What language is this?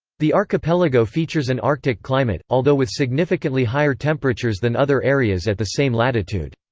English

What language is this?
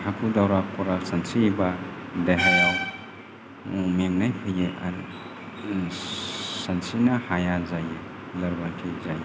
Bodo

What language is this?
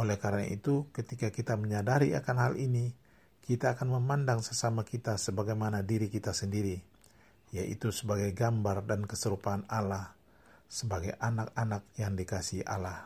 Indonesian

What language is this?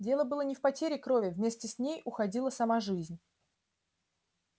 Russian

